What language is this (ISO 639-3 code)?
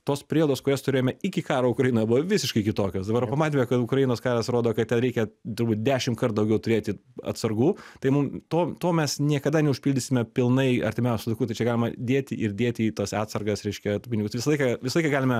lit